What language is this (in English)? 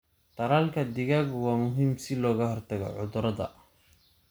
Somali